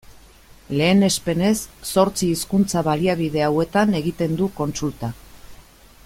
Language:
Basque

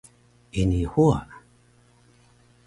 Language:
Taroko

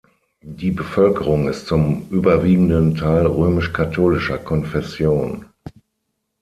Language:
German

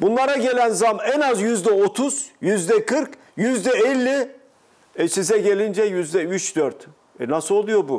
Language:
Turkish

